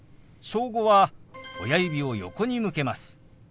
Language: Japanese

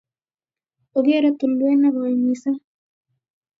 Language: Kalenjin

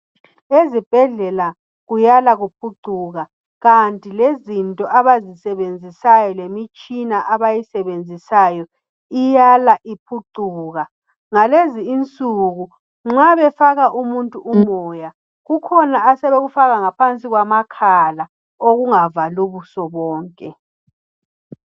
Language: North Ndebele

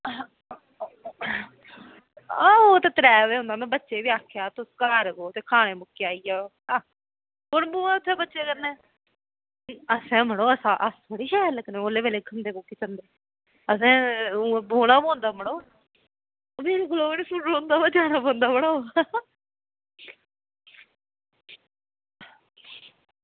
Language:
Dogri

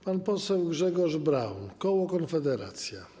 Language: Polish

